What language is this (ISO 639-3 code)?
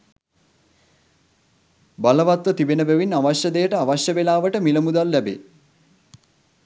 sin